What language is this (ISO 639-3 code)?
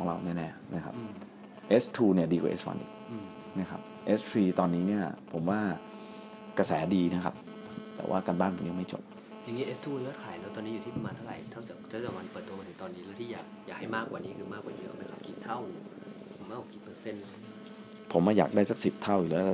tha